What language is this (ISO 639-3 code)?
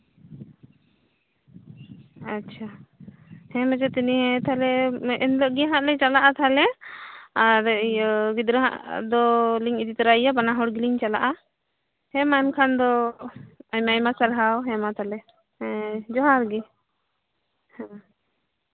sat